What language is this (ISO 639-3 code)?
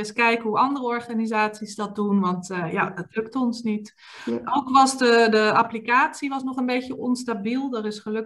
nld